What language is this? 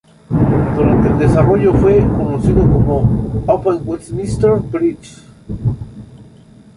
Spanish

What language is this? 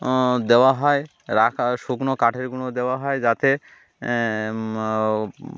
Bangla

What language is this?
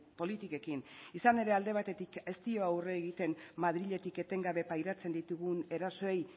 Basque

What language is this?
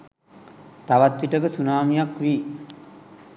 Sinhala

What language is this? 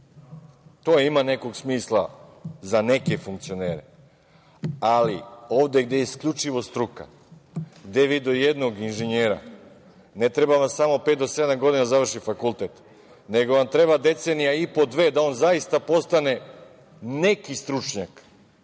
Serbian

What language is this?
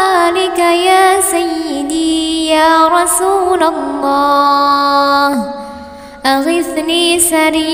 Arabic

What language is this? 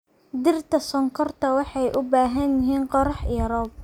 Somali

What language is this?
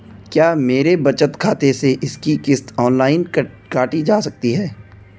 Hindi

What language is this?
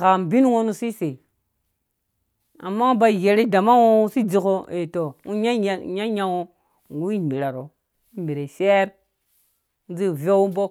Dũya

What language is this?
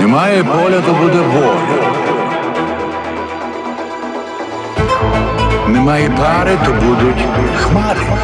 Ukrainian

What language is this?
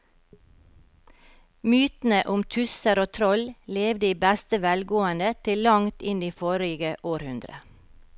Norwegian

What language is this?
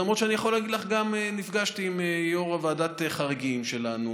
Hebrew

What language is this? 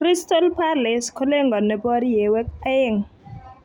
Kalenjin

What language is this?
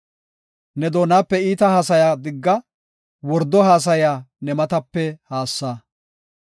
Gofa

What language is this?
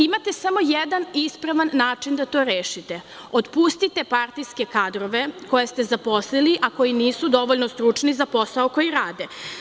Serbian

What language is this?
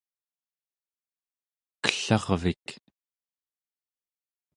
Central Yupik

